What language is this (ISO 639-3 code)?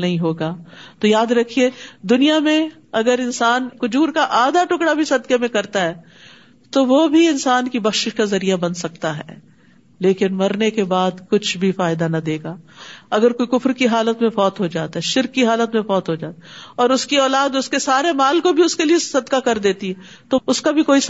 urd